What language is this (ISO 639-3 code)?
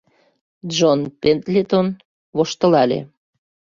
chm